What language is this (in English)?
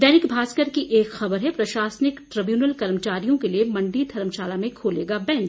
Hindi